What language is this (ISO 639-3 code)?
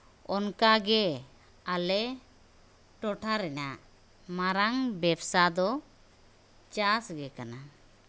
sat